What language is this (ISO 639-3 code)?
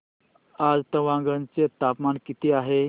mar